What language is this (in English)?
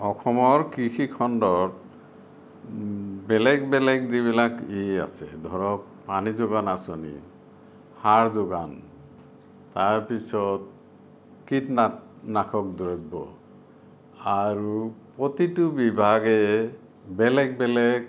Assamese